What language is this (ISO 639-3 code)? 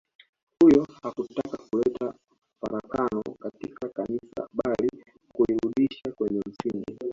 swa